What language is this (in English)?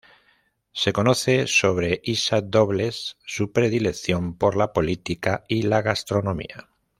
Spanish